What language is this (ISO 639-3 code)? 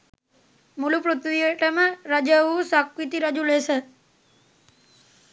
sin